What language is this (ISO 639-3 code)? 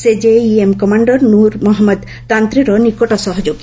ori